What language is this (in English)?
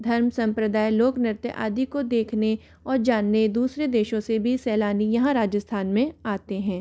Hindi